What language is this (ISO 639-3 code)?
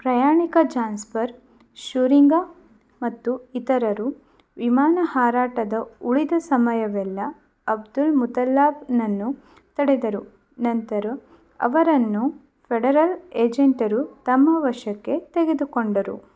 kan